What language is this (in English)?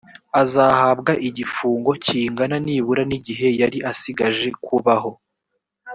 Kinyarwanda